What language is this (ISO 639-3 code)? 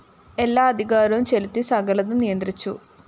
mal